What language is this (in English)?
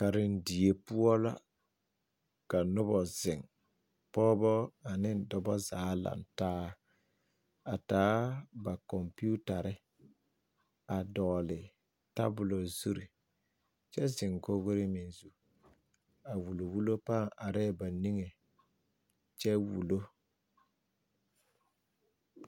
Southern Dagaare